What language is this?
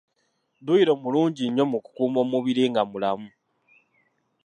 Ganda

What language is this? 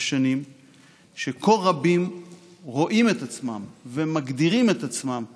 Hebrew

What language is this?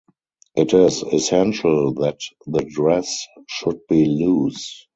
English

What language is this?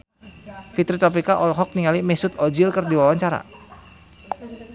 Sundanese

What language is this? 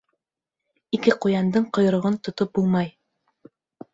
Bashkir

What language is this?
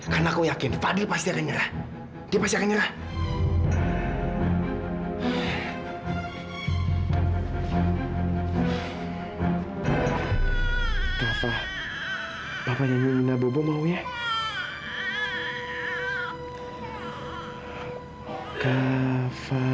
Indonesian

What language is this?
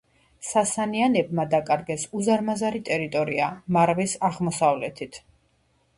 Georgian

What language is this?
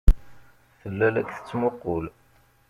Kabyle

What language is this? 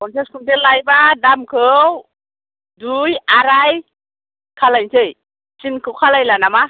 Bodo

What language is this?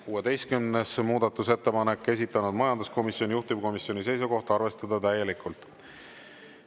Estonian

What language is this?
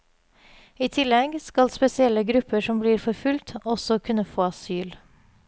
Norwegian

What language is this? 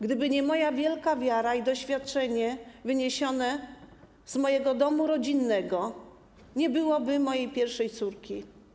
Polish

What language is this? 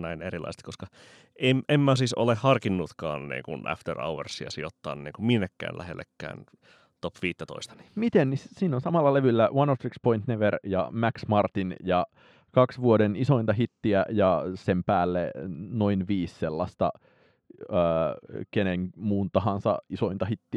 Finnish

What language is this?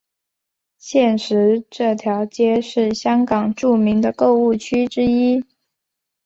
Chinese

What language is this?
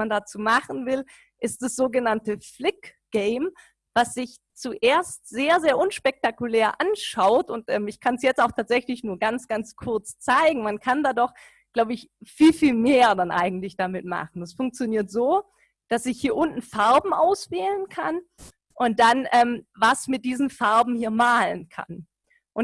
German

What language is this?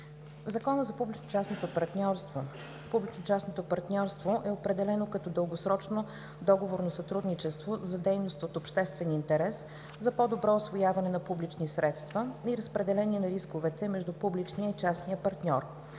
Bulgarian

